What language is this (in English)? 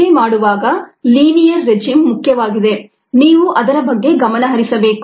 Kannada